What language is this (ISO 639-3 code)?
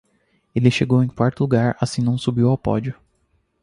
por